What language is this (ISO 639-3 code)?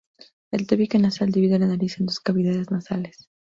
spa